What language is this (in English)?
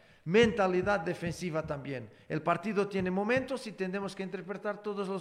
Spanish